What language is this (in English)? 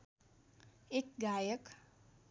Nepali